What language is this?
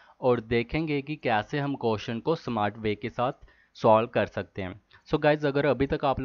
Hindi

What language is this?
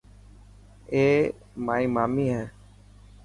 Dhatki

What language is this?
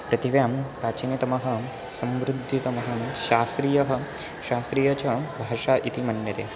Sanskrit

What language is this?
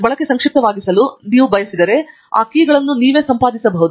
Kannada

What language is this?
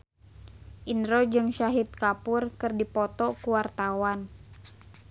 Sundanese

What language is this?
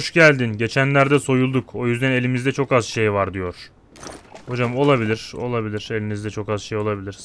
Turkish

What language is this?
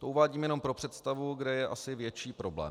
Czech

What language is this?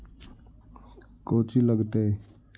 Magahi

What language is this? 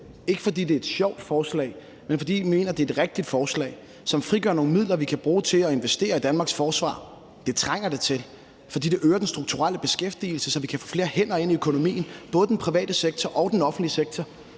Danish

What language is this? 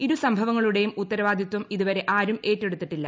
Malayalam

